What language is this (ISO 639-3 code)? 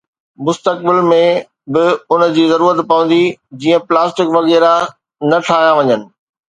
snd